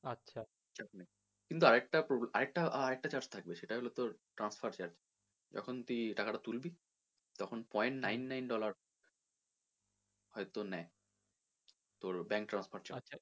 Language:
Bangla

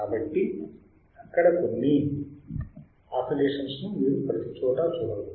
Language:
Telugu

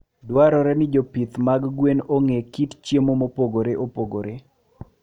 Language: Luo (Kenya and Tanzania)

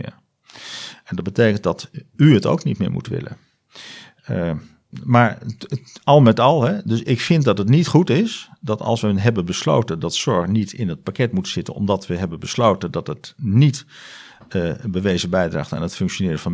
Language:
Dutch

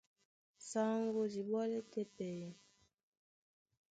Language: Duala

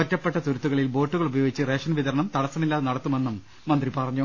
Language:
Malayalam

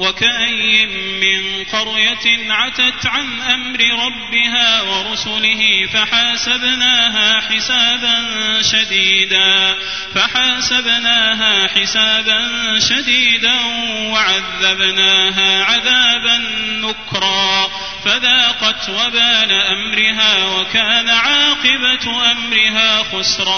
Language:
Arabic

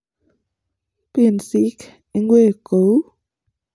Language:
Kalenjin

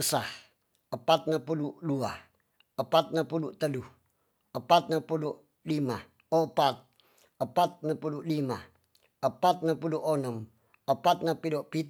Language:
Tonsea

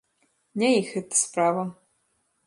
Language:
Belarusian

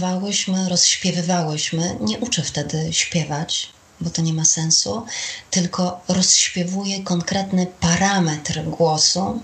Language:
Polish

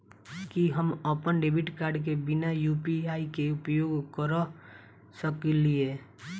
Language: Maithili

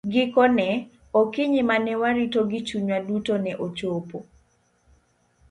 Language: Luo (Kenya and Tanzania)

